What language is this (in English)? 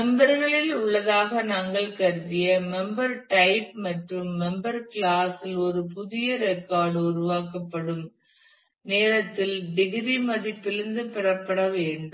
Tamil